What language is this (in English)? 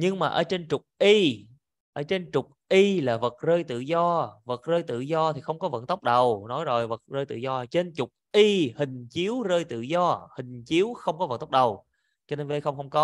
Vietnamese